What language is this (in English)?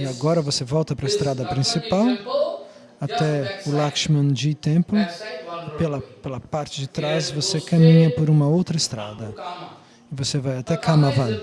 Portuguese